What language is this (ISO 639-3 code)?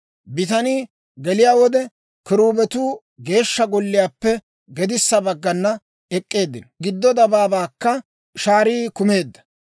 dwr